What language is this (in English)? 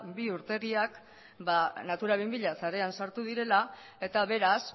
Basque